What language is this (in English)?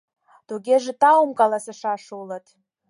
Mari